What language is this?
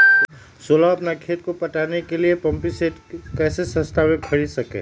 Magahi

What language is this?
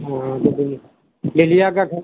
Hindi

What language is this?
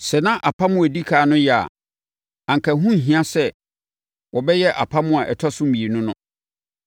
Akan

